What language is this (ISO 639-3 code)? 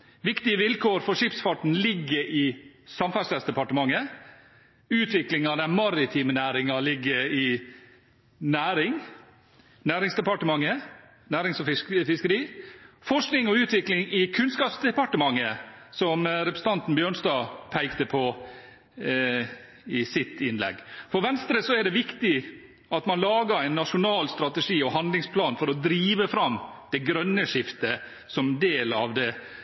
nob